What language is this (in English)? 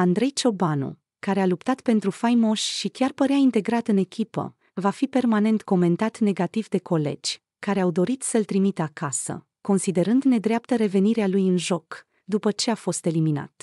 Romanian